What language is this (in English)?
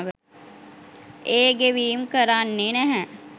Sinhala